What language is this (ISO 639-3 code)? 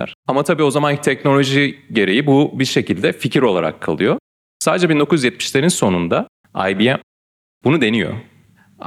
tur